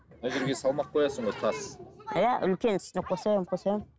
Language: Kazakh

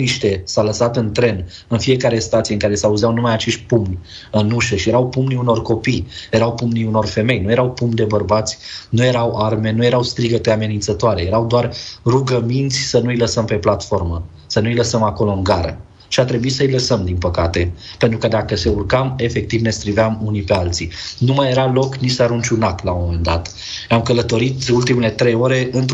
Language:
Romanian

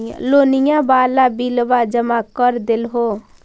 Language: Magahi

